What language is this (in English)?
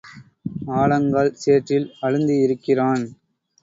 Tamil